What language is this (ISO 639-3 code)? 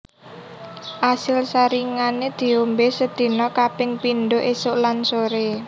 jav